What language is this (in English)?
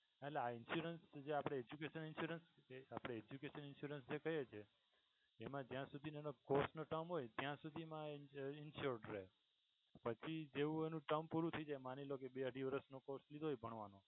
Gujarati